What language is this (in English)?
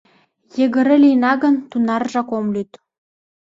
Mari